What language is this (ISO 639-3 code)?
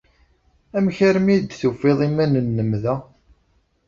kab